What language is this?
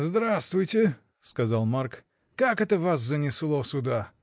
Russian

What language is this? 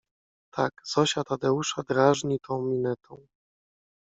Polish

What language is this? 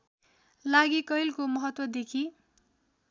Nepali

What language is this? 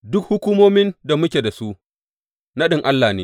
Hausa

